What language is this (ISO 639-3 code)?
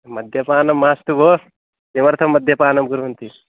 san